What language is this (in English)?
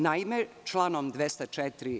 Serbian